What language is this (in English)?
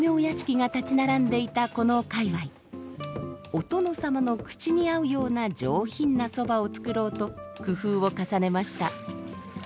Japanese